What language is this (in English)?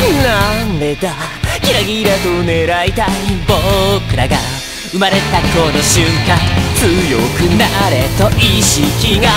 Japanese